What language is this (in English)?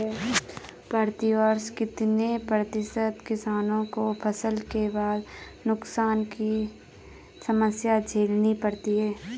Hindi